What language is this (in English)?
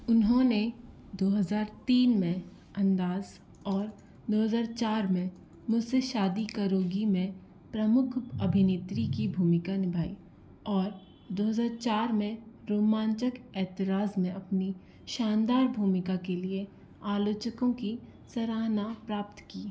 Hindi